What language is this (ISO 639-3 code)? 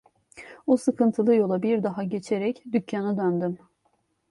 tur